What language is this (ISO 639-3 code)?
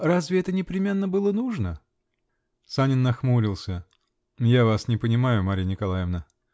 rus